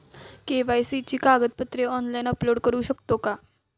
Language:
Marathi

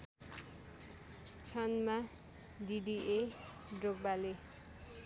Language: Nepali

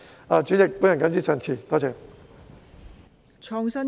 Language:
Cantonese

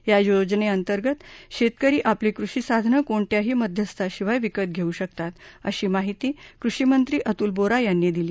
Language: Marathi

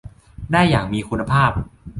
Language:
Thai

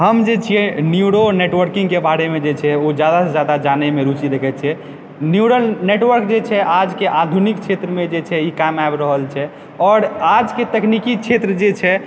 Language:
Maithili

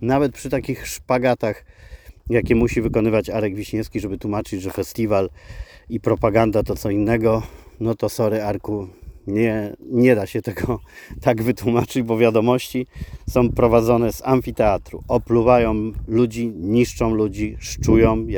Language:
Polish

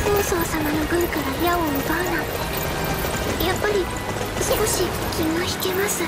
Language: Japanese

